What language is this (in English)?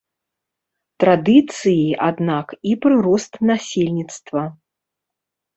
Belarusian